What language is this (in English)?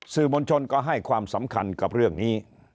Thai